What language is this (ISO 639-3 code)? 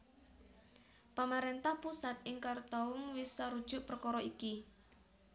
jav